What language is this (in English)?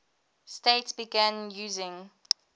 English